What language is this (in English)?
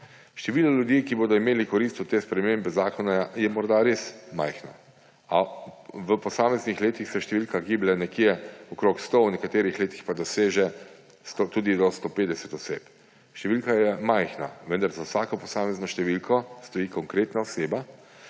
Slovenian